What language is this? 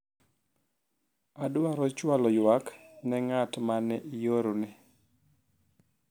Luo (Kenya and Tanzania)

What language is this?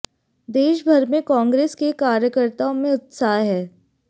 Hindi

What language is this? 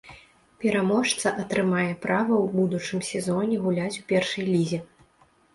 Belarusian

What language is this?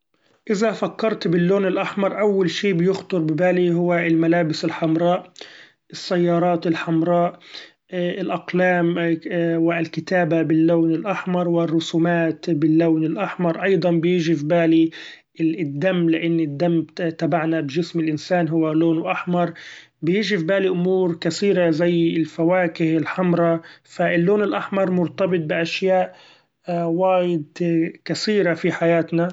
Gulf Arabic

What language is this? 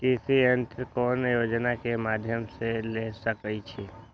Magahi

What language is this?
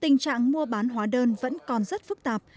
Vietnamese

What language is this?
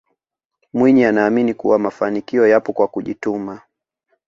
Swahili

